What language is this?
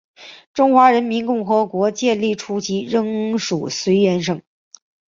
Chinese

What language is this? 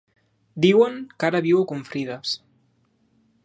Catalan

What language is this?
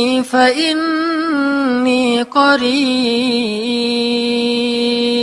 Indonesian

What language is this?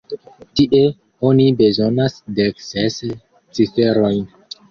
Esperanto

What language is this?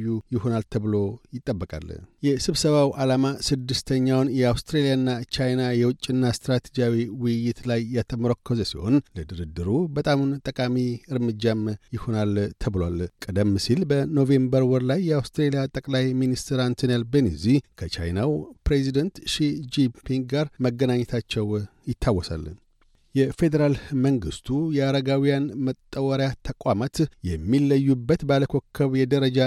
Amharic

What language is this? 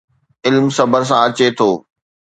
Sindhi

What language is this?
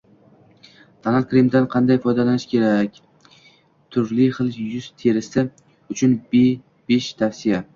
Uzbek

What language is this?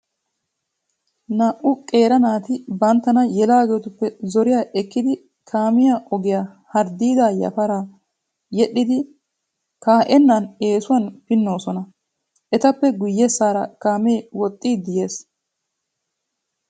Wolaytta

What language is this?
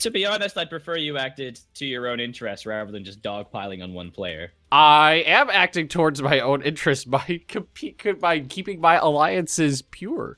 English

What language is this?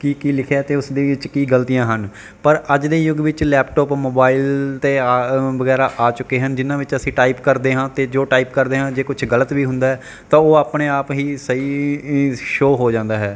Punjabi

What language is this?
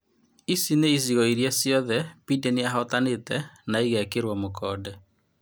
Kikuyu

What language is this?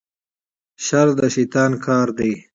Pashto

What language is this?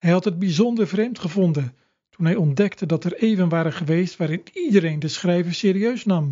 Dutch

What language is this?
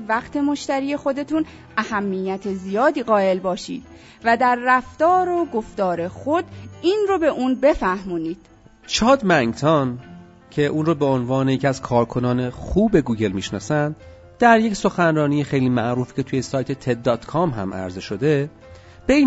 Persian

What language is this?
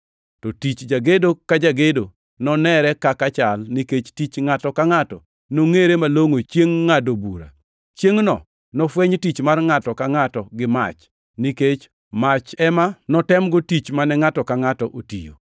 Luo (Kenya and Tanzania)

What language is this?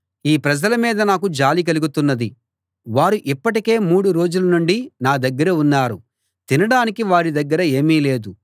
Telugu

